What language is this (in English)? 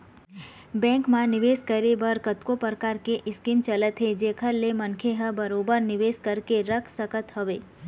Chhattisgarhi